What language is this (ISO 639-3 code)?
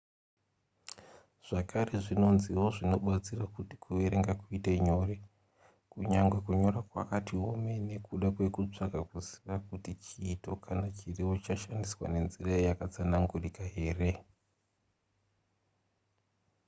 sna